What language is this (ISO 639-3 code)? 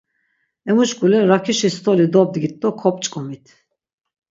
lzz